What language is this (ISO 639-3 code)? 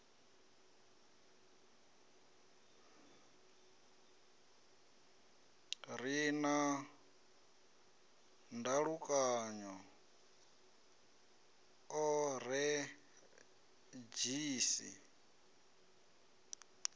ven